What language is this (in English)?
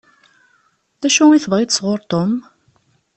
Kabyle